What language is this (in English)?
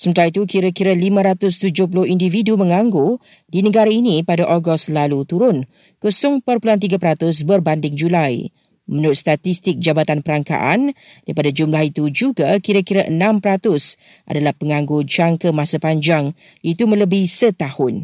Malay